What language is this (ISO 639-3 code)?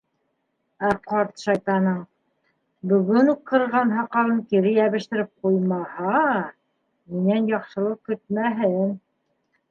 bak